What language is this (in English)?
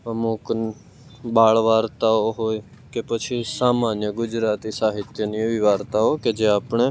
Gujarati